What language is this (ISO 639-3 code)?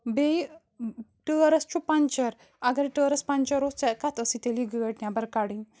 kas